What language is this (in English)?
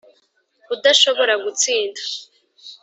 Kinyarwanda